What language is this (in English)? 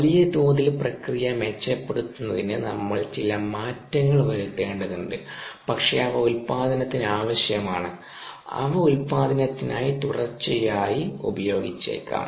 Malayalam